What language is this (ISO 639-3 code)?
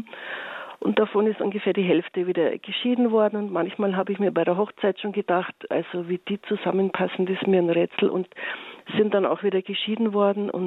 deu